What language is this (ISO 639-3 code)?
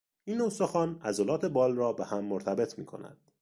fas